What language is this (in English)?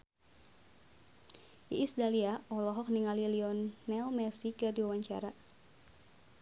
Sundanese